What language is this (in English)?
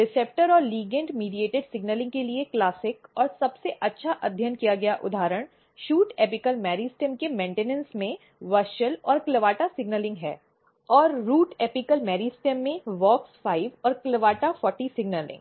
Hindi